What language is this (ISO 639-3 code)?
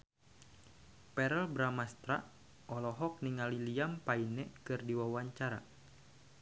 sun